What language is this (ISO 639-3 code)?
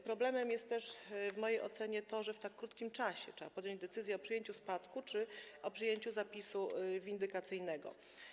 pol